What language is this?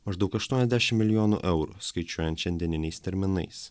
Lithuanian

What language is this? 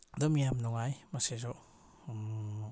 Manipuri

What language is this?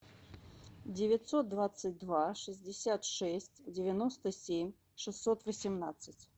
Russian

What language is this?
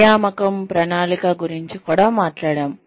Telugu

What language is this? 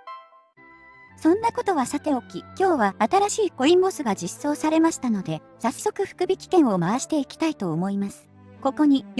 Japanese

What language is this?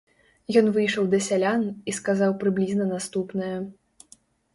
Belarusian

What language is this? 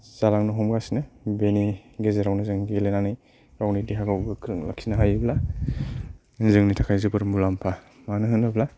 Bodo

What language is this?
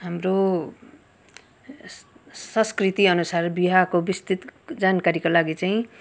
Nepali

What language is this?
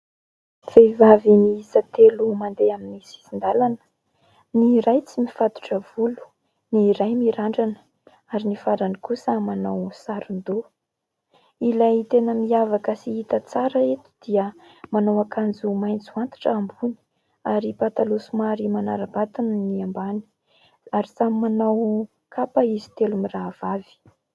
Malagasy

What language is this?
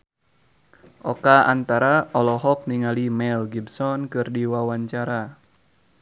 Sundanese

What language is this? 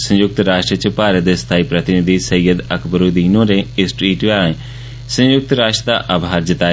Dogri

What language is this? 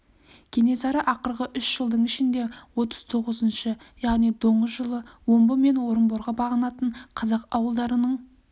Kazakh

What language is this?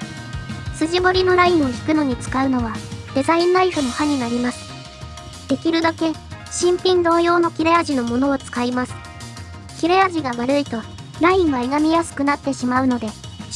Japanese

